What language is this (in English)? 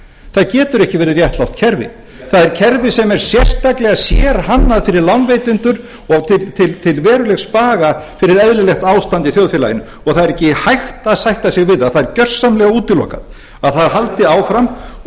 Icelandic